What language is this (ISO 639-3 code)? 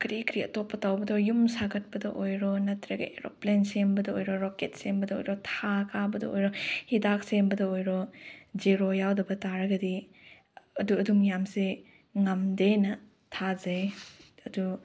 mni